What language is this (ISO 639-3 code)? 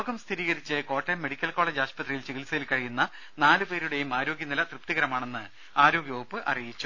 mal